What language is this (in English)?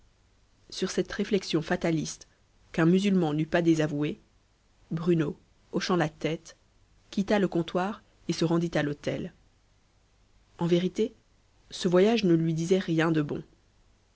French